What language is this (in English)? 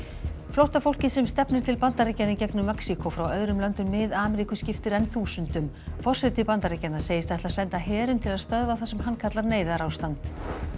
Icelandic